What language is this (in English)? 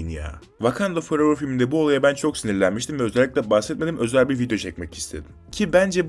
Turkish